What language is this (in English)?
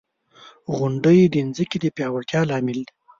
Pashto